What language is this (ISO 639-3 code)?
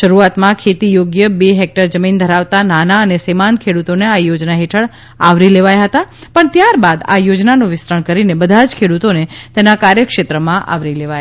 guj